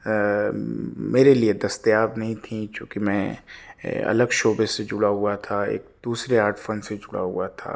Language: Urdu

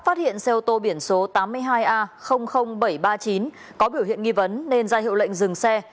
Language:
Vietnamese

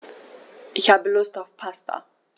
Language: German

